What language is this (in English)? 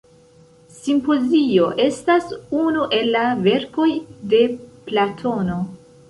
Esperanto